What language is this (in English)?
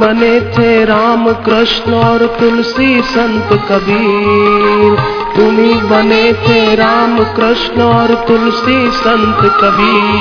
Hindi